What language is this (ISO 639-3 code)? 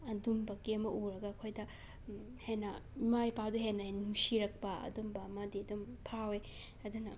mni